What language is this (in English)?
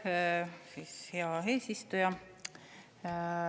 Estonian